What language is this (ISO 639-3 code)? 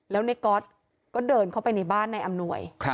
tha